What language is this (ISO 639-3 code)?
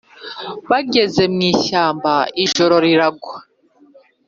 kin